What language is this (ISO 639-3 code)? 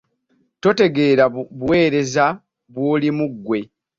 lug